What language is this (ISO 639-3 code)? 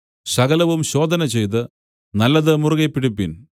mal